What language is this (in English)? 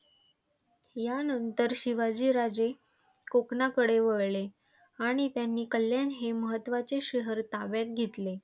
Marathi